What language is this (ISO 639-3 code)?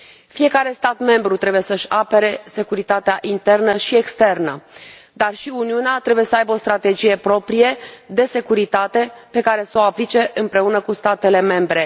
ron